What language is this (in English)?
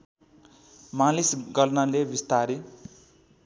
Nepali